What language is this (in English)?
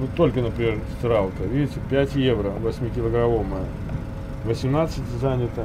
Russian